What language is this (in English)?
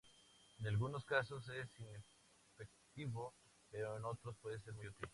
Spanish